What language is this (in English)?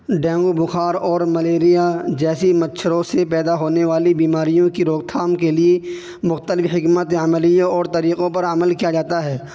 Urdu